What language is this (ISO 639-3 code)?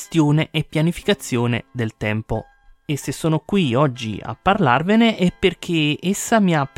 ita